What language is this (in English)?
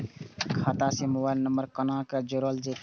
Maithili